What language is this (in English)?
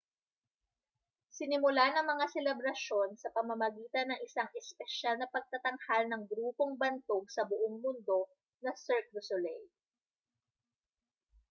Filipino